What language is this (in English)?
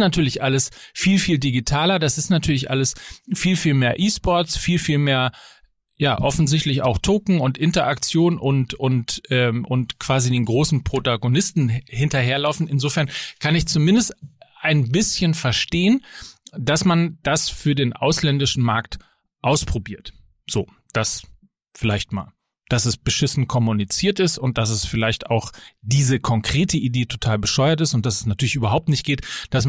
German